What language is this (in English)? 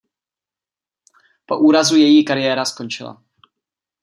Czech